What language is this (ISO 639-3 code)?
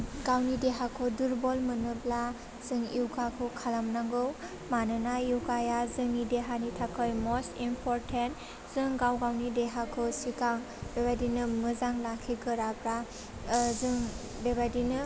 brx